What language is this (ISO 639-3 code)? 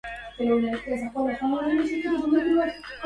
ara